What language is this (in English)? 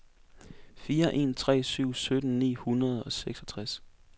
Danish